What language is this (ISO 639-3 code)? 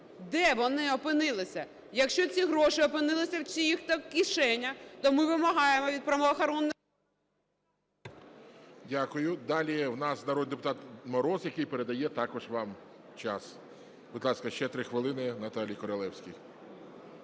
ukr